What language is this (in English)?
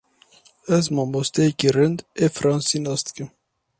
Kurdish